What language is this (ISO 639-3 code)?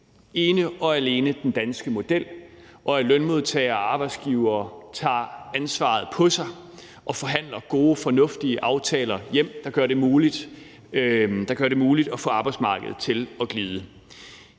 dan